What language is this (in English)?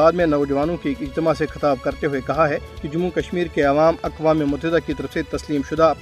Urdu